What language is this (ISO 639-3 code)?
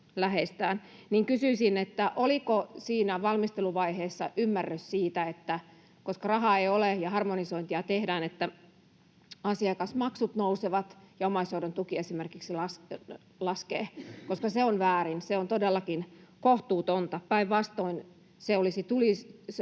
fin